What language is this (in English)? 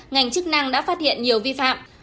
Vietnamese